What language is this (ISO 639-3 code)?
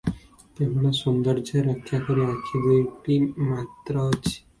ori